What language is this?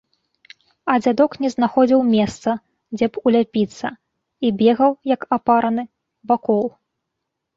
Belarusian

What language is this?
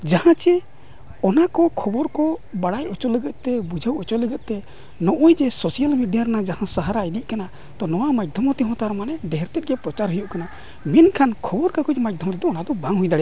Santali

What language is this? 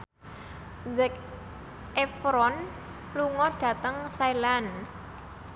Javanese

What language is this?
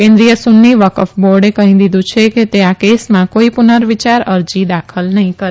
Gujarati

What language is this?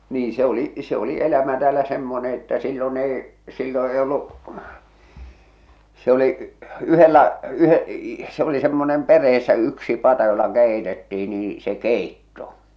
Finnish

